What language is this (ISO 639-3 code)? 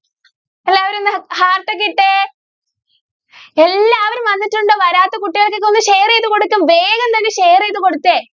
mal